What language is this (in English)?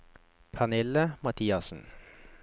Norwegian